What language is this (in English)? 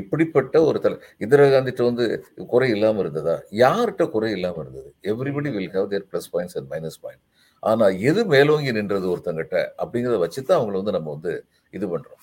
Tamil